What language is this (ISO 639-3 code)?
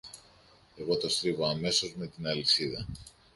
ell